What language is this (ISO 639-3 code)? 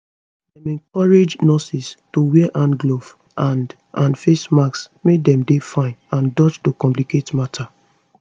pcm